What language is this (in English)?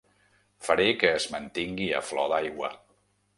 Catalan